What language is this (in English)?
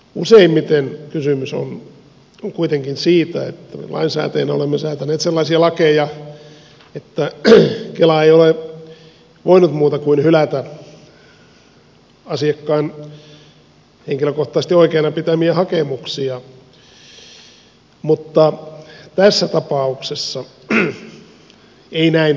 Finnish